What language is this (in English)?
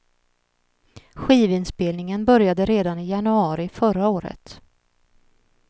Swedish